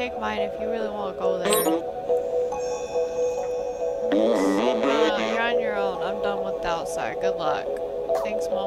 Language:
English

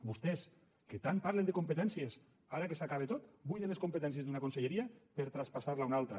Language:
Catalan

